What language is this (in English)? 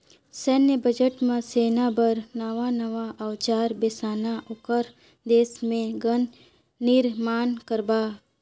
Chhattisgarhi